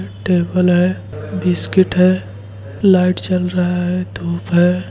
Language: Hindi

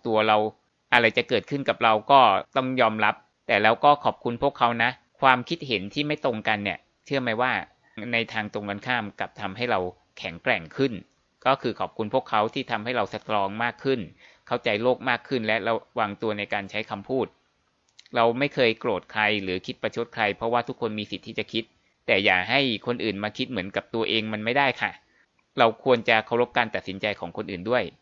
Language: Thai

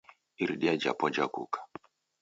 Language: Taita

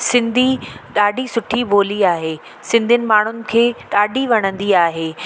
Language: Sindhi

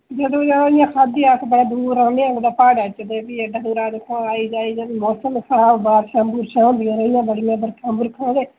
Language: Dogri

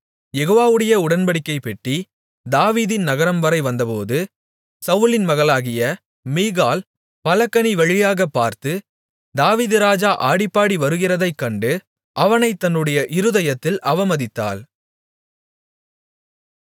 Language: Tamil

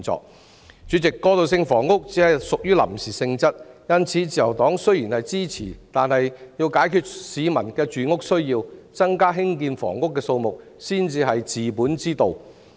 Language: Cantonese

